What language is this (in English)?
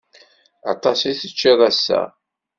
Kabyle